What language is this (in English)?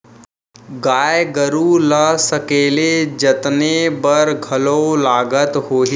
Chhattisgarhi